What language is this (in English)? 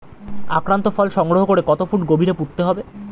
Bangla